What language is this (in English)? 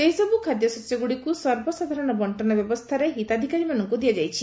Odia